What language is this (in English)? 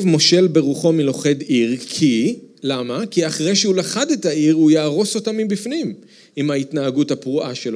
Hebrew